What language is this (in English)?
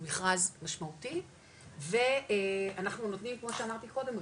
Hebrew